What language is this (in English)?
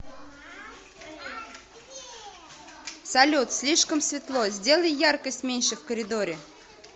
Russian